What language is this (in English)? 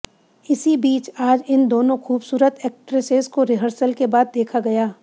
Hindi